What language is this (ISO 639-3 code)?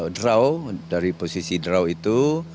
ind